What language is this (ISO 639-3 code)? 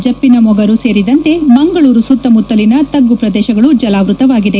kan